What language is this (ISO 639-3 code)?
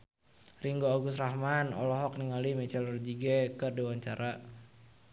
sun